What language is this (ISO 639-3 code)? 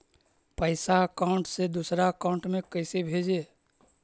mag